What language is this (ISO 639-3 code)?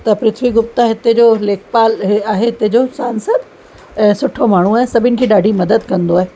snd